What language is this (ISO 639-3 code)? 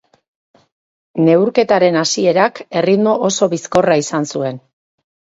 eus